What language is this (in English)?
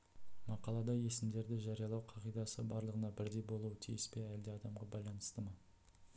Kazakh